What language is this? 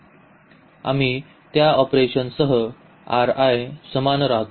Marathi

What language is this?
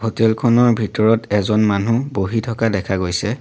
Assamese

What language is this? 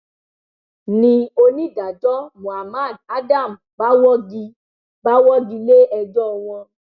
Yoruba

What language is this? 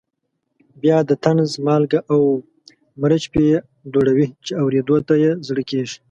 Pashto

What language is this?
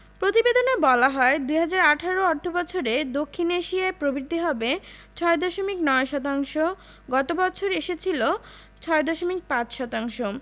Bangla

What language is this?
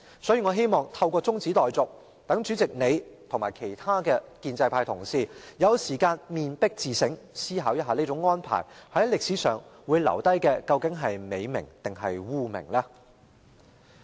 Cantonese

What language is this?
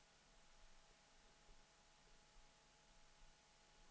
Swedish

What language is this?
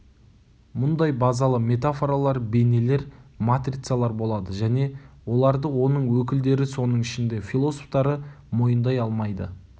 Kazakh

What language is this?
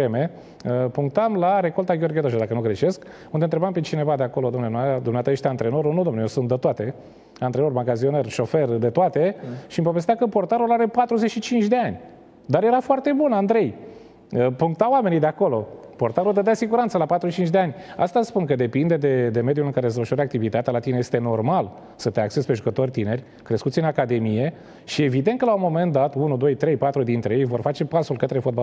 Romanian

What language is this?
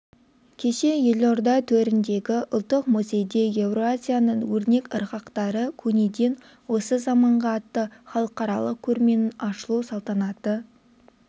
Kazakh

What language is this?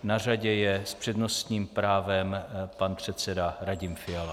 Czech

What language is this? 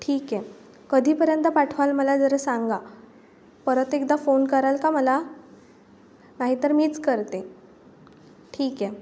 Marathi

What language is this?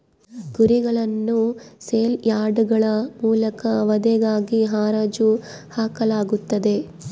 Kannada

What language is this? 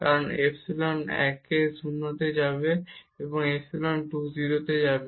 Bangla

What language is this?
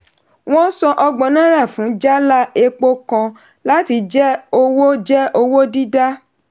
Yoruba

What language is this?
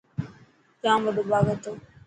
Dhatki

